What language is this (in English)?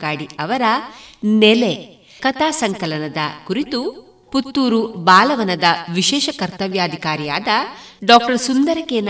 Kannada